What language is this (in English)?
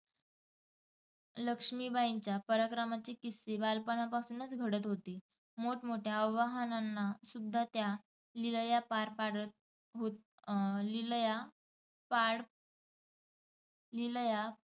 Marathi